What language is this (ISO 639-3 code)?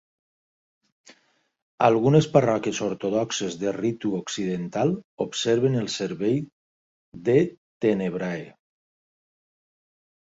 cat